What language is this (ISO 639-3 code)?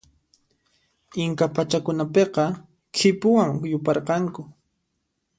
qxp